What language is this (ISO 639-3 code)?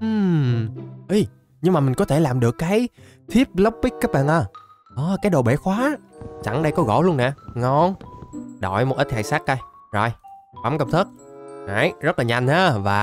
vie